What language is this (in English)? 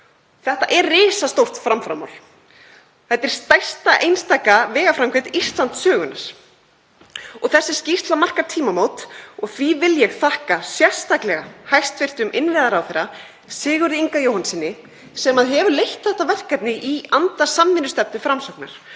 Icelandic